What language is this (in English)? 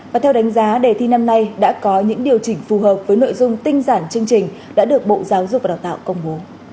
Vietnamese